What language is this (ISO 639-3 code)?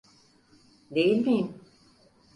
tur